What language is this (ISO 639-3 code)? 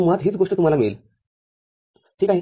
mar